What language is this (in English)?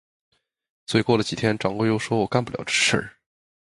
Chinese